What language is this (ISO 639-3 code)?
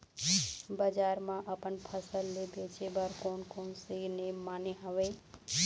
hne